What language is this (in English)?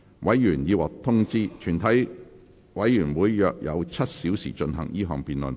Cantonese